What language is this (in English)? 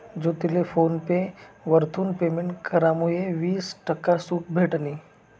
Marathi